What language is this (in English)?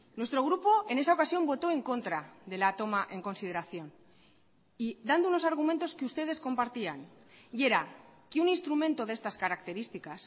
Spanish